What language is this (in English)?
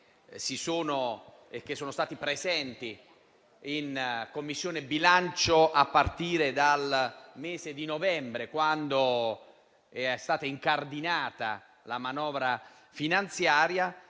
Italian